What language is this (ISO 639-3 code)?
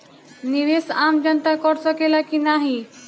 bho